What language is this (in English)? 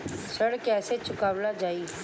Bhojpuri